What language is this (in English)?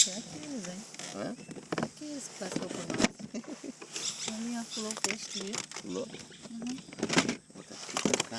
Portuguese